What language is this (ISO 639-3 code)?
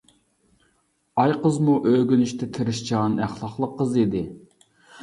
uig